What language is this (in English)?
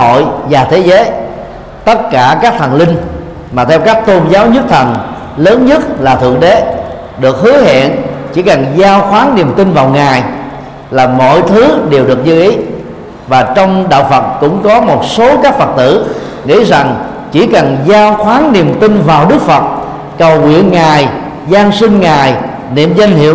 Vietnamese